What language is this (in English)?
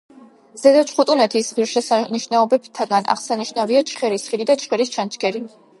Georgian